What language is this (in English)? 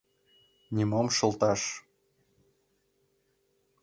Mari